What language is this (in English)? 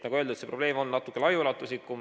Estonian